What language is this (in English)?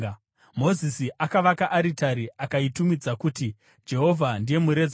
Shona